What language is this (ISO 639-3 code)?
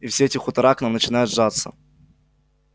rus